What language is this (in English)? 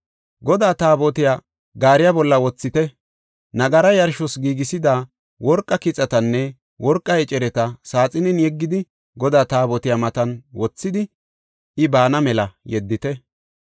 Gofa